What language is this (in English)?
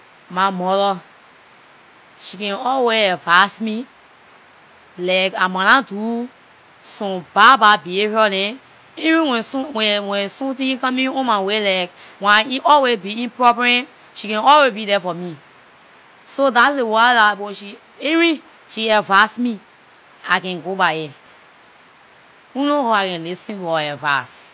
Liberian English